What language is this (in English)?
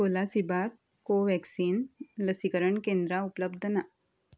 Konkani